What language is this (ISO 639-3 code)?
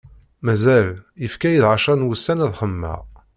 kab